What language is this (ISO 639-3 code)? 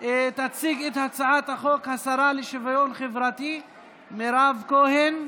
heb